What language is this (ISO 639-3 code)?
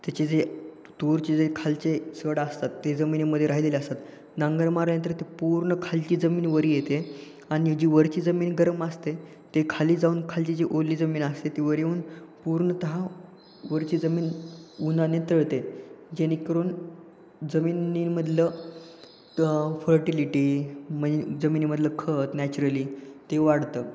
mar